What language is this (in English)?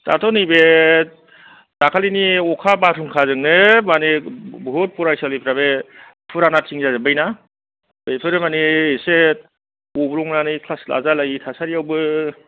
Bodo